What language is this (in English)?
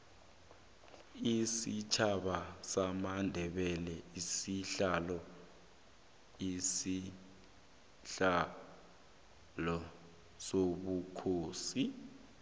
South Ndebele